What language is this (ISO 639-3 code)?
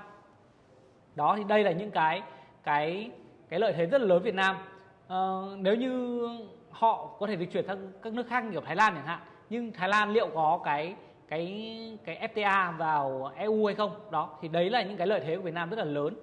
vie